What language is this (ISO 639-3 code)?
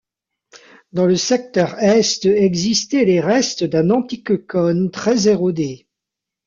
fra